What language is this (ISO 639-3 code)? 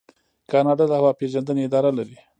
pus